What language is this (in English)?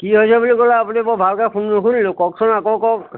Assamese